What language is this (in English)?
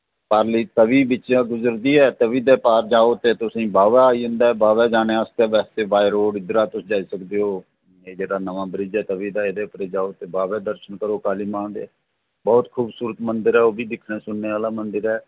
Dogri